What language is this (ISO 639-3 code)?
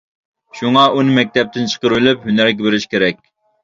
uig